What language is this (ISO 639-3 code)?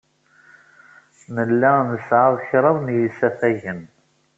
kab